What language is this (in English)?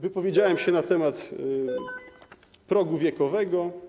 Polish